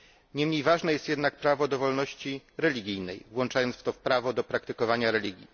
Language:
Polish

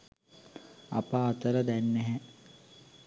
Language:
Sinhala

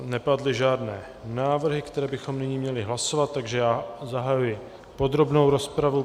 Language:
Czech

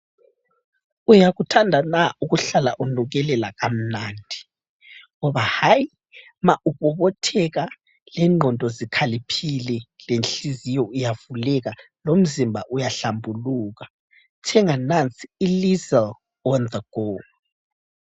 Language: North Ndebele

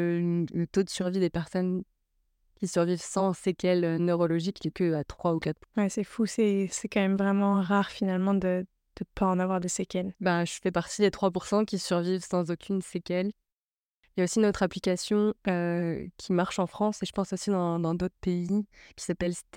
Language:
French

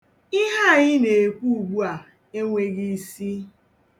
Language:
Igbo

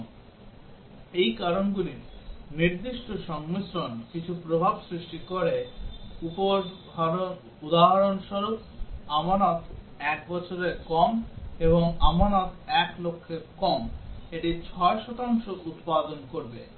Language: Bangla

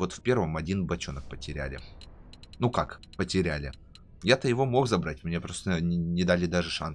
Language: Russian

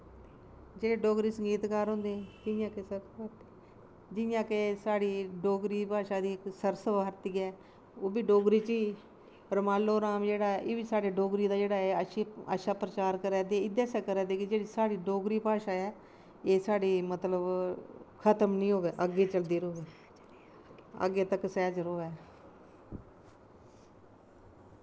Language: Dogri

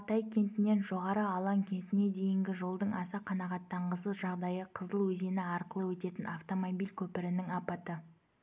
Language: Kazakh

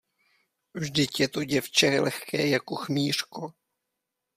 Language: Czech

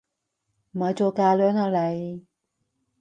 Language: Cantonese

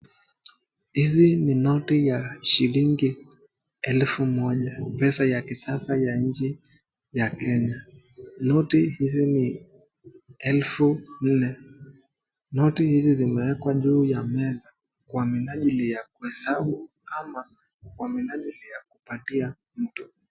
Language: Swahili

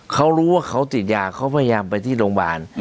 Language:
Thai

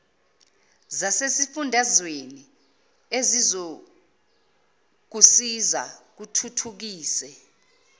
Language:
Zulu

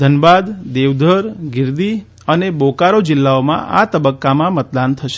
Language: Gujarati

